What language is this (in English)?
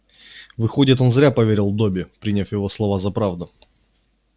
Russian